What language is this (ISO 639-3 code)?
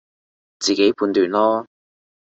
yue